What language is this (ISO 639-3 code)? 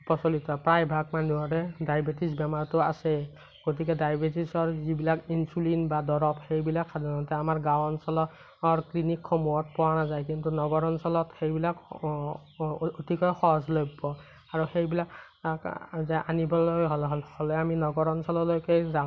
asm